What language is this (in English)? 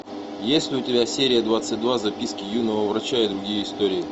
Russian